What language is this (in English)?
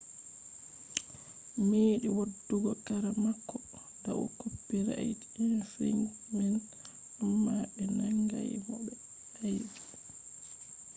Fula